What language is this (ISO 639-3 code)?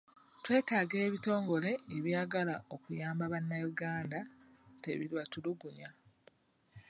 lug